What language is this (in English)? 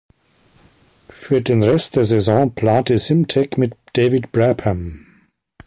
German